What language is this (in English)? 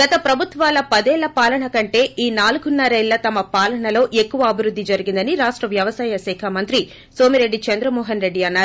Telugu